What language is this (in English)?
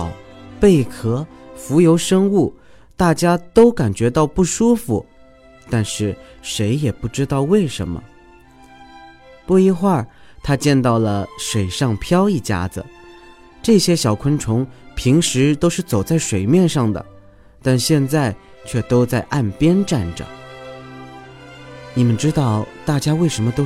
Chinese